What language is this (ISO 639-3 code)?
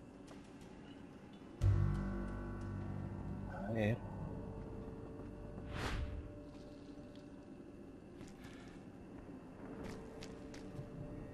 spa